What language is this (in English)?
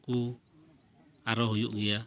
Santali